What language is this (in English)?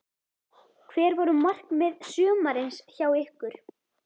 Icelandic